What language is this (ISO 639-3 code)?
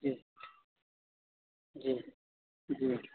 urd